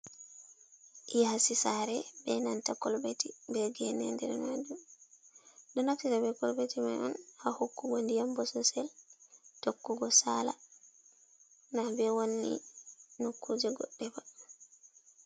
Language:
Fula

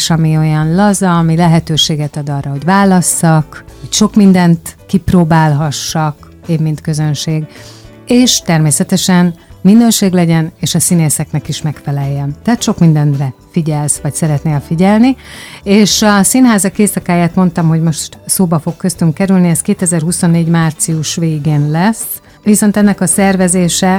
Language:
Hungarian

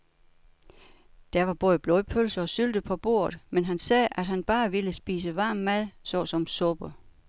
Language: Danish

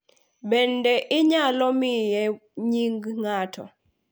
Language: Luo (Kenya and Tanzania)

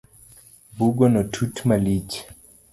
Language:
Luo (Kenya and Tanzania)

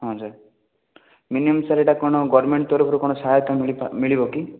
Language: Odia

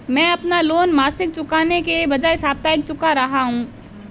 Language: Hindi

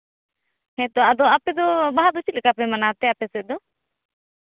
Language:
Santali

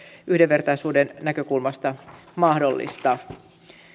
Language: Finnish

